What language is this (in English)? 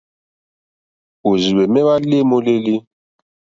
Mokpwe